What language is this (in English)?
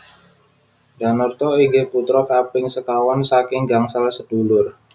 Javanese